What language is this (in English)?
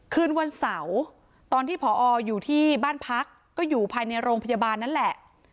Thai